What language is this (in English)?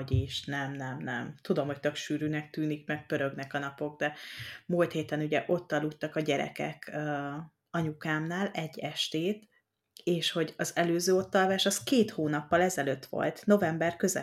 Hungarian